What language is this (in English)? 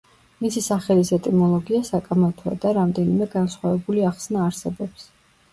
Georgian